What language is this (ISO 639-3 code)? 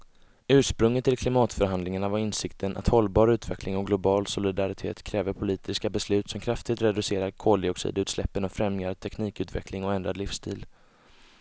swe